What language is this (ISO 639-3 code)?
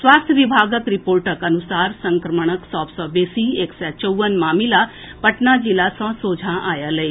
mai